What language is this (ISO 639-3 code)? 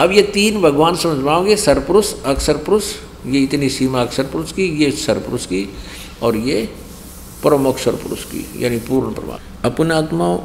hin